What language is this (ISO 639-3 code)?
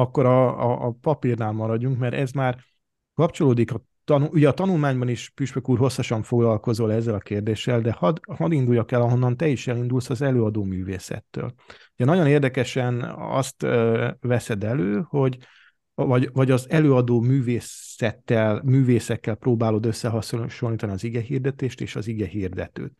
hun